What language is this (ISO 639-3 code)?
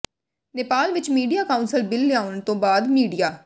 pan